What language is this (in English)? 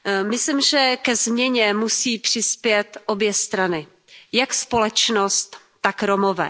Czech